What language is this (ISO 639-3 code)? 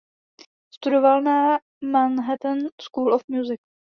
ces